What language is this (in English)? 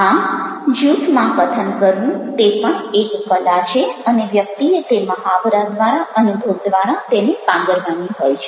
Gujarati